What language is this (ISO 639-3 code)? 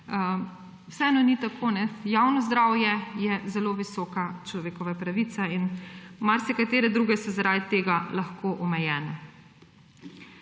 slv